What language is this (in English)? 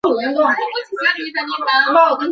Chinese